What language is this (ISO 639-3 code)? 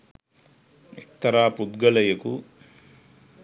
sin